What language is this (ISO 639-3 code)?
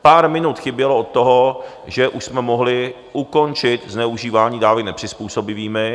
ces